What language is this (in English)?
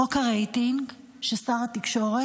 Hebrew